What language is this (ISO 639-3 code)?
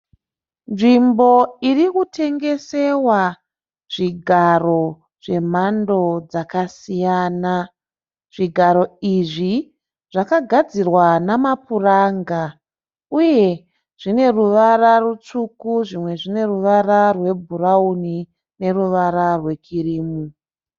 sna